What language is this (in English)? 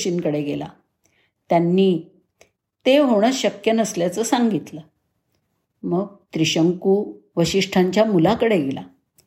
Marathi